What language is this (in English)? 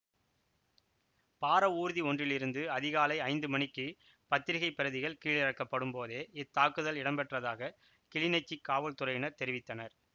Tamil